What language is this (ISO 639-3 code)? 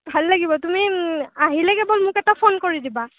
asm